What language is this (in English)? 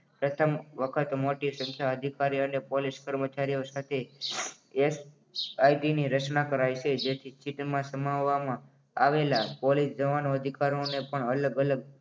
Gujarati